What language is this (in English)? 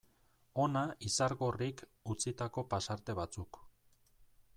Basque